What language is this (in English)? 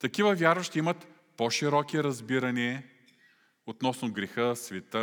Bulgarian